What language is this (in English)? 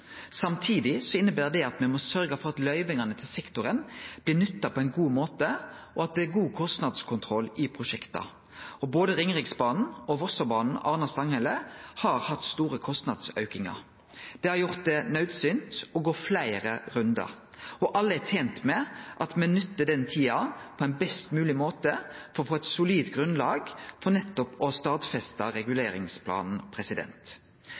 Norwegian Nynorsk